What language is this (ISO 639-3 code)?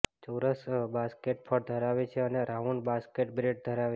guj